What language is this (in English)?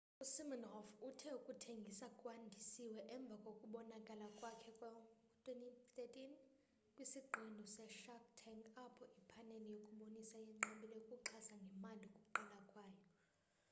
Xhosa